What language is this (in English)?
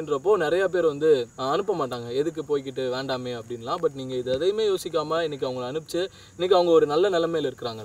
Tamil